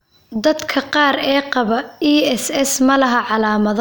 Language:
Somali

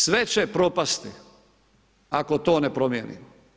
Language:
Croatian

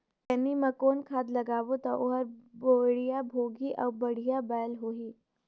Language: Chhattisgarhi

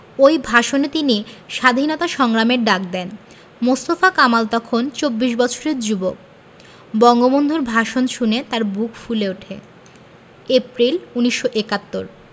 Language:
Bangla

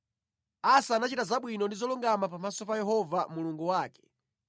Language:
Nyanja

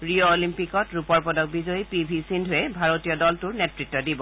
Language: Assamese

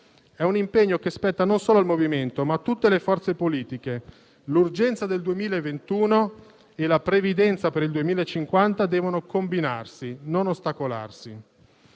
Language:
Italian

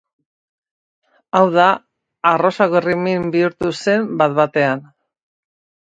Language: Basque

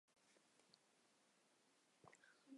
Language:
Chinese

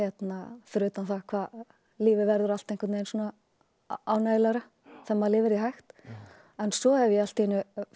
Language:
Icelandic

